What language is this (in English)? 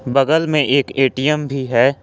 Hindi